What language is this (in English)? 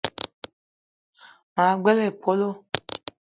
Eton (Cameroon)